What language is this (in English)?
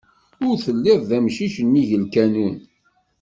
Kabyle